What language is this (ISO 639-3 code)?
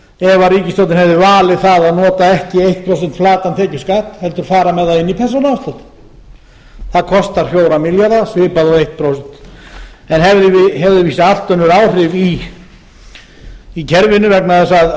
isl